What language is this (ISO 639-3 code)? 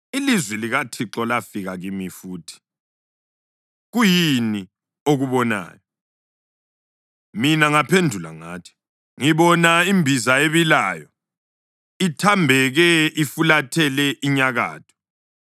nde